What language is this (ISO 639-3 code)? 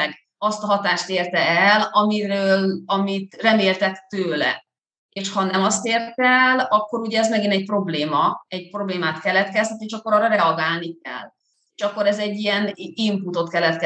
hun